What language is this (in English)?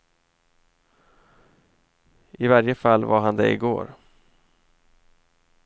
Swedish